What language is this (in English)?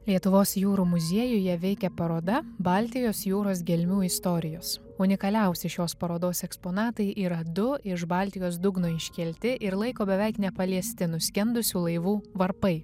Lithuanian